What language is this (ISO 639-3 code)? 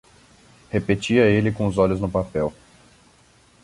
por